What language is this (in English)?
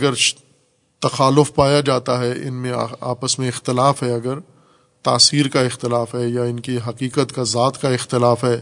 Urdu